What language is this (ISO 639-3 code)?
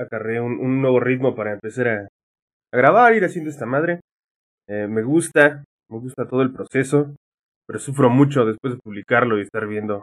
spa